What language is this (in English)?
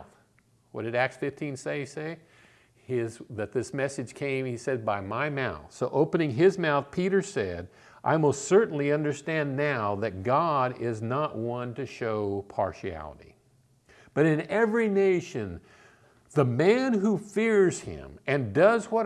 English